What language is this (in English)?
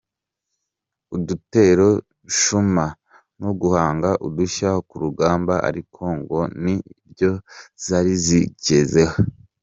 Kinyarwanda